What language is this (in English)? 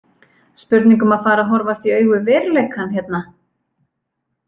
Icelandic